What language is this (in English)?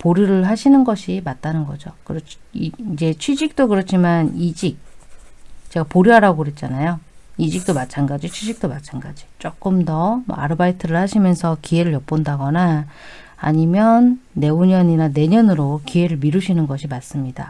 Korean